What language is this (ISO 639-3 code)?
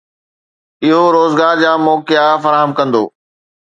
snd